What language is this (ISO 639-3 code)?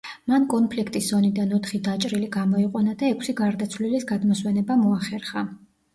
kat